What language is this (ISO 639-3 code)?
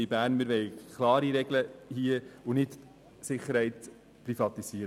gsw